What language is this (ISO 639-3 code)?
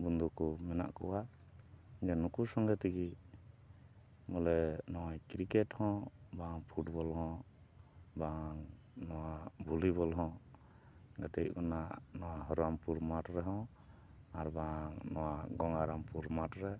sat